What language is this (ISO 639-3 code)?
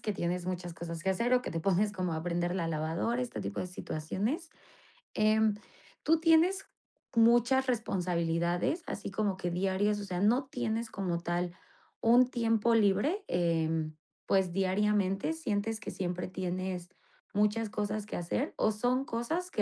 spa